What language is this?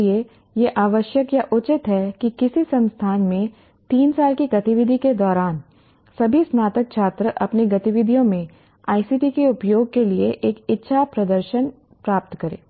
Hindi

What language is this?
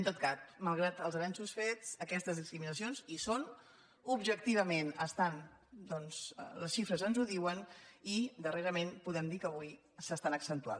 Catalan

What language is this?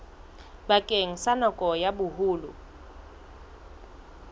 Southern Sotho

